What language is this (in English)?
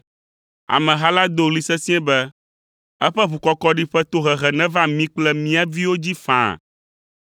Ewe